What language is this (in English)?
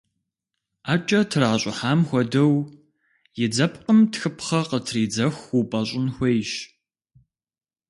Kabardian